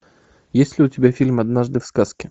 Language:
Russian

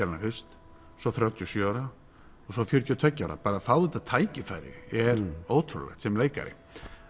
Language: Icelandic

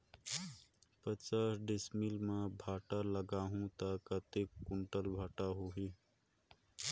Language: Chhattisgarhi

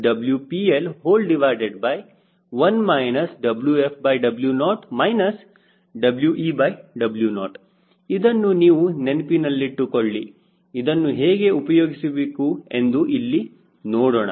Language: Kannada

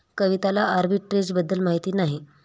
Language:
Marathi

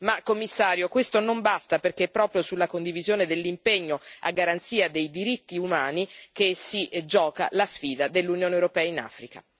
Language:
Italian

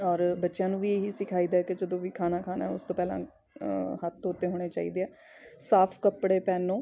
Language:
Punjabi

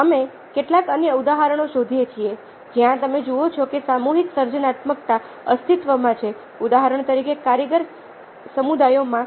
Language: Gujarati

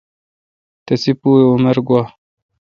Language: Kalkoti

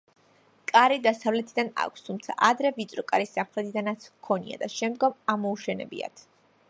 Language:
Georgian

